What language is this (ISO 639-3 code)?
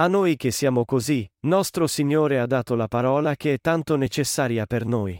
ita